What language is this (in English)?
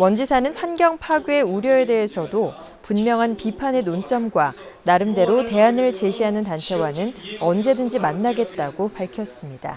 Korean